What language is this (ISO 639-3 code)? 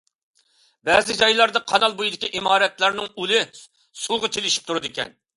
uig